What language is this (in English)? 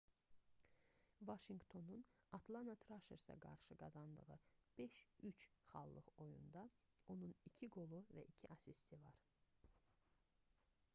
Azerbaijani